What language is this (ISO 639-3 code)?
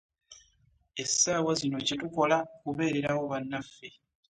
lug